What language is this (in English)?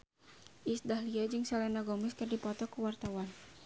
Sundanese